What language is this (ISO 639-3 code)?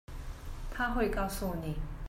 zho